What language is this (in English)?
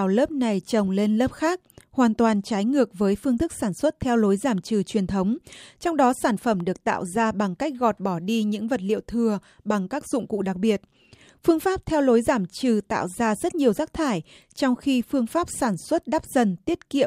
Vietnamese